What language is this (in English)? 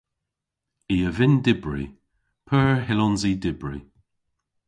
Cornish